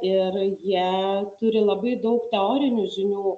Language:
Lithuanian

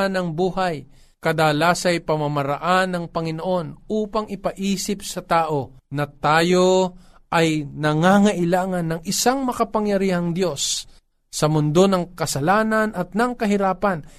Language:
Filipino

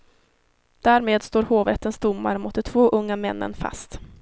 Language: Swedish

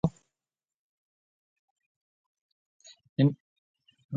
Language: Marwari (Pakistan)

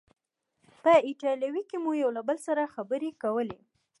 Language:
Pashto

